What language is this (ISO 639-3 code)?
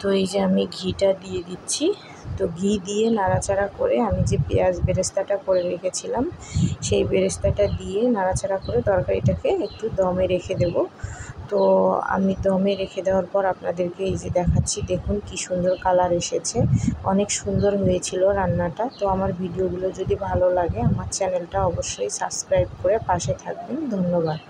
ben